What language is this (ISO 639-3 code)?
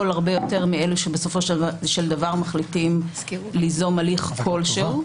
heb